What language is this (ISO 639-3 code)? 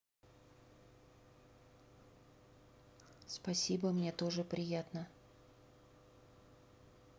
rus